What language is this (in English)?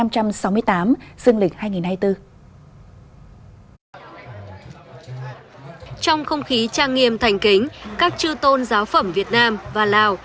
Vietnamese